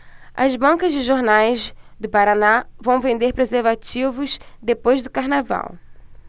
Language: Portuguese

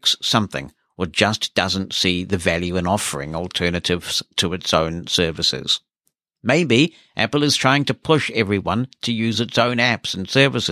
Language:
English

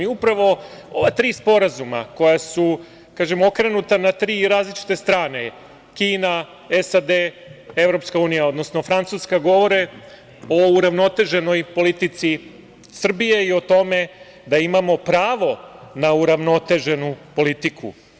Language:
Serbian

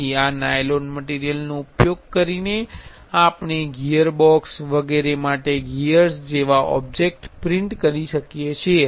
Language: Gujarati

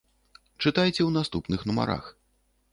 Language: Belarusian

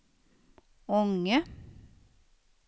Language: Swedish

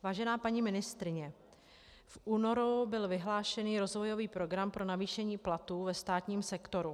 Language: Czech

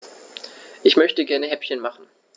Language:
German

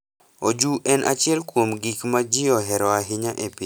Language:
Luo (Kenya and Tanzania)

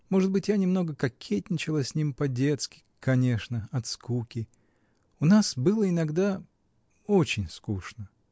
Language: Russian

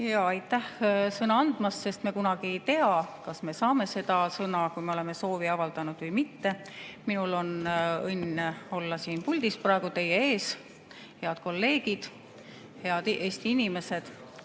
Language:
Estonian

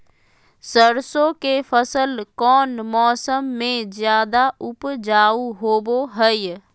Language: Magahi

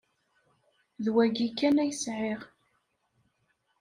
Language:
Kabyle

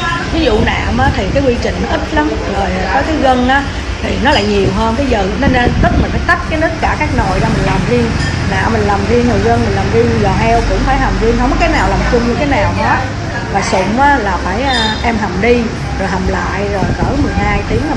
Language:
Vietnamese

